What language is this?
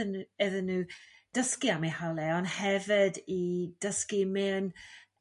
Welsh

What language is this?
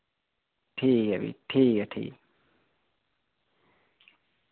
Dogri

